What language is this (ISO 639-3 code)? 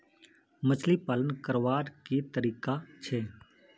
mag